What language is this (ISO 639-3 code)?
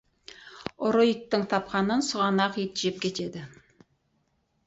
kaz